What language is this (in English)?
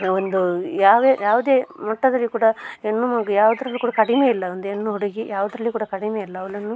Kannada